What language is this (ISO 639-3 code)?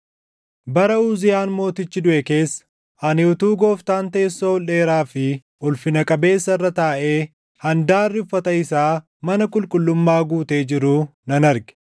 orm